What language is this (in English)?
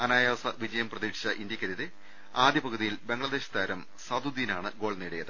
Malayalam